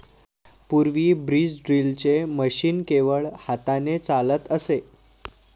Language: Marathi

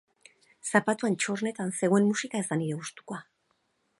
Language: Basque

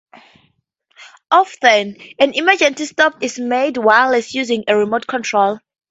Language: English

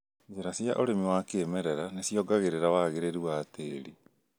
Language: Kikuyu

